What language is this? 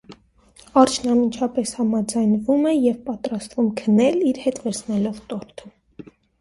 Armenian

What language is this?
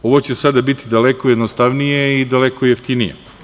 Serbian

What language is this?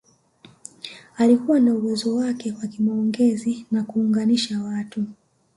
Swahili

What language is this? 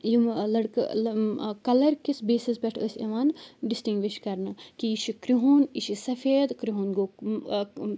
Kashmiri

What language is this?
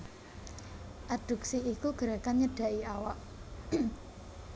Javanese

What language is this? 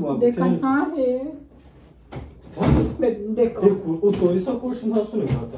Romanian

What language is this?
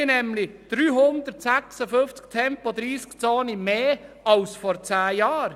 Swiss German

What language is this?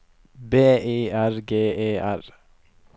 Norwegian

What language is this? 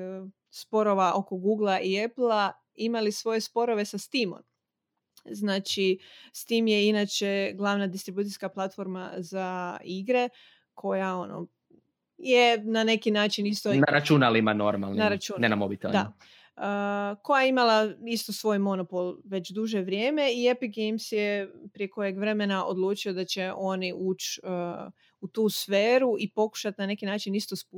Croatian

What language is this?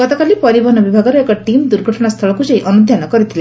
Odia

